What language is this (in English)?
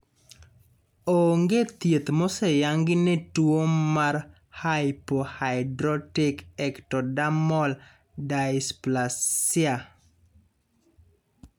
Luo (Kenya and Tanzania)